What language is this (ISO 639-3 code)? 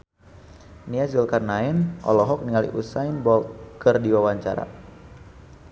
sun